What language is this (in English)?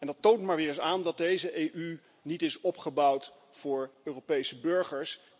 Dutch